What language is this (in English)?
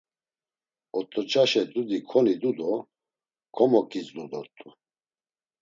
Laz